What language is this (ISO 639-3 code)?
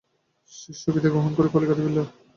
ben